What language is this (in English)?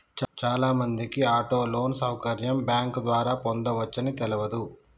Telugu